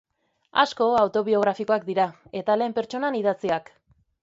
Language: Basque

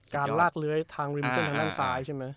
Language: Thai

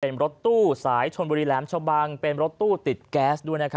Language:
Thai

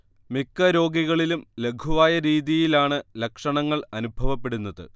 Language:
Malayalam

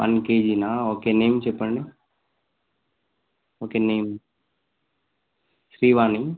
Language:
Telugu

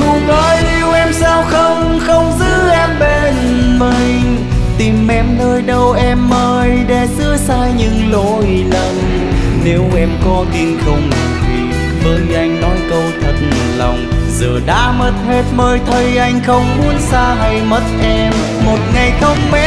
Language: Vietnamese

